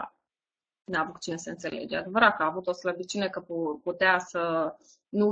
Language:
Romanian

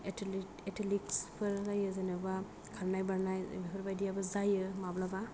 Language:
Bodo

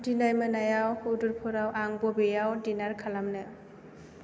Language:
Bodo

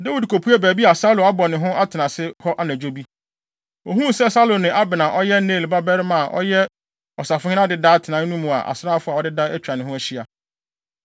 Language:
Akan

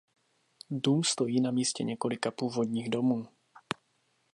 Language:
Czech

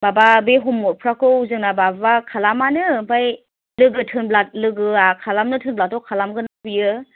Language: Bodo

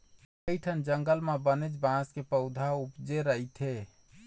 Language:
Chhattisgarhi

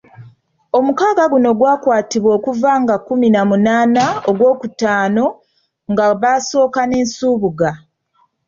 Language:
Ganda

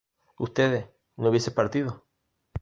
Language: Spanish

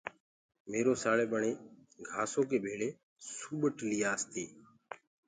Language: Gurgula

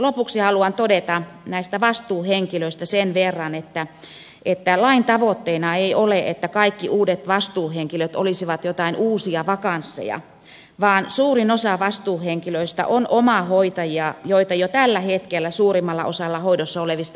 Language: Finnish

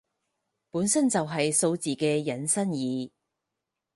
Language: Cantonese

